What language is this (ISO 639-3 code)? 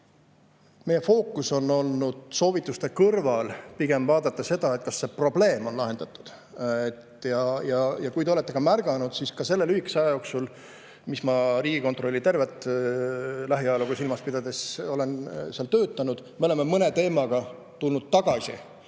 est